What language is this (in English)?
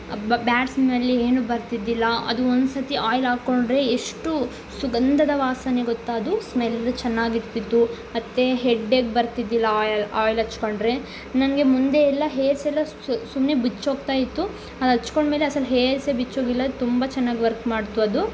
Kannada